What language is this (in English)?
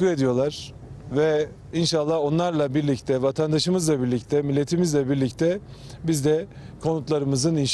Turkish